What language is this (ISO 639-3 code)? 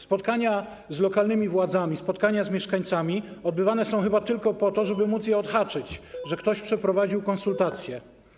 pol